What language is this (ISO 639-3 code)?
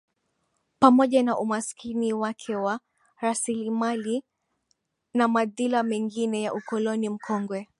swa